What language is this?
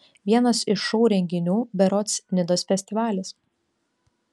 Lithuanian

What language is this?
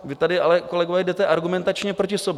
Czech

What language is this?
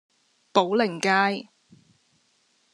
Cantonese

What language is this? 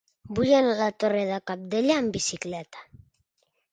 Catalan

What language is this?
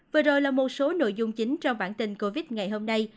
Vietnamese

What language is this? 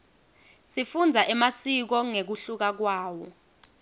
Swati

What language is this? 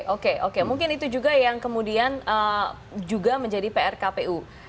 Indonesian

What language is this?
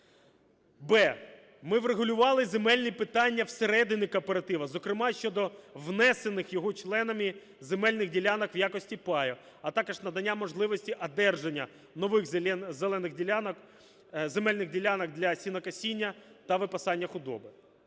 Ukrainian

